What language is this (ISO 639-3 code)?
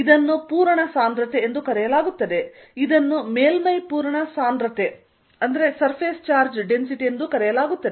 kan